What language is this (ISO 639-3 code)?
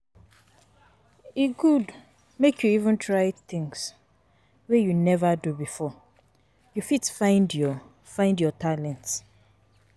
pcm